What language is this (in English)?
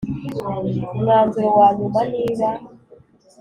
Kinyarwanda